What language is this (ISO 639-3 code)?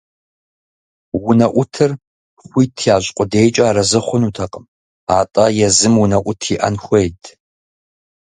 kbd